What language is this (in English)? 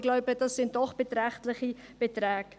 Swiss German